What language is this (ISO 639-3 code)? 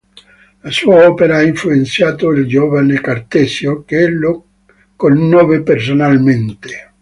ita